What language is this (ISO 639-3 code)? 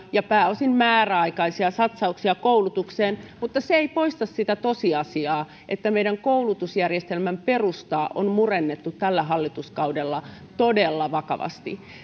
fin